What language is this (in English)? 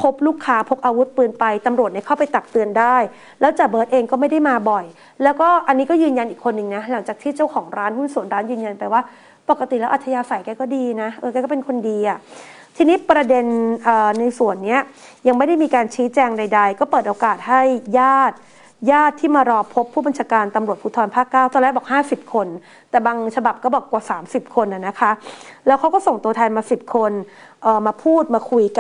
Thai